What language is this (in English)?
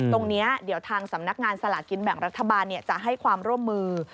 Thai